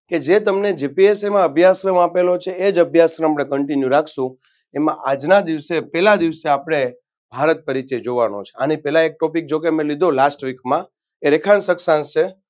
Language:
Gujarati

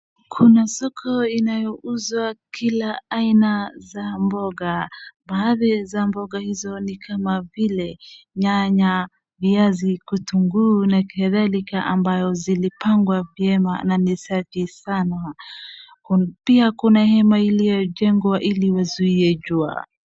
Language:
Swahili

